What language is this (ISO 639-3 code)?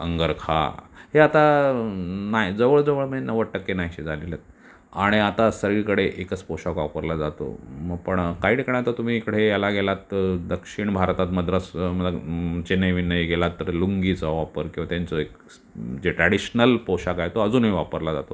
mar